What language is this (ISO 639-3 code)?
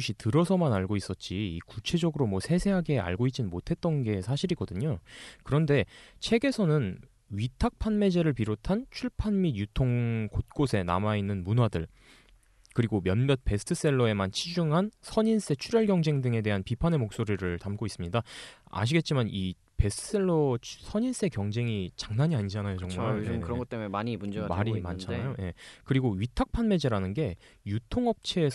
kor